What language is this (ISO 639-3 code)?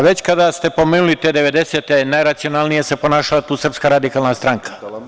srp